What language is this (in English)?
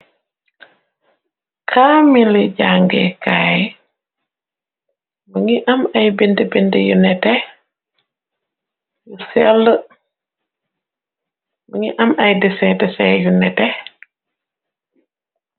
Wolof